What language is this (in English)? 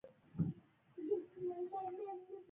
Pashto